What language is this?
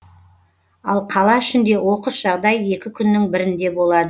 Kazakh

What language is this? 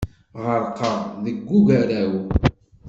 Kabyle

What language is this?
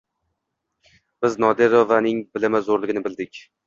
Uzbek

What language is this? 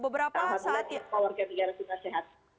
Indonesian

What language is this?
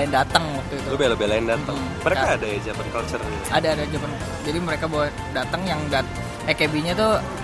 Indonesian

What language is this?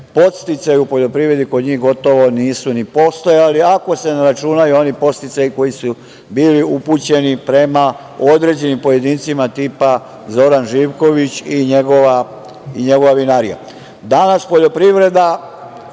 Serbian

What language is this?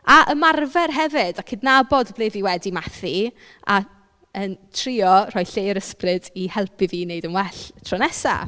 Welsh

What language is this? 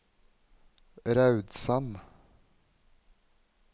Norwegian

